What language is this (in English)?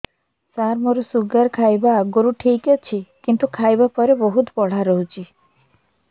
Odia